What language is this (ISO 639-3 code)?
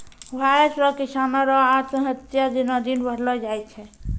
mai